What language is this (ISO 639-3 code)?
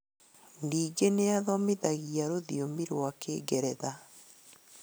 kik